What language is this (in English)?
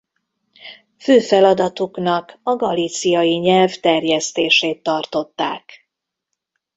Hungarian